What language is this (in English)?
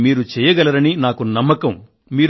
Telugu